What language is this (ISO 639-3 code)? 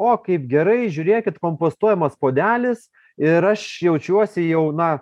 lit